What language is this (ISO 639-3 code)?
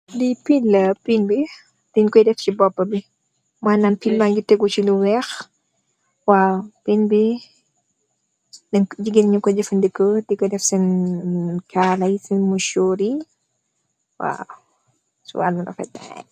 wol